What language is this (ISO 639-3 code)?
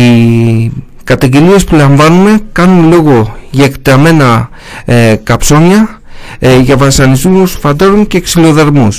ell